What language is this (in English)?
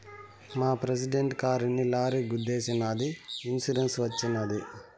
Telugu